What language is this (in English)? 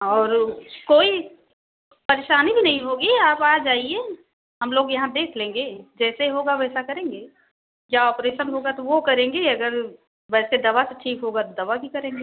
Hindi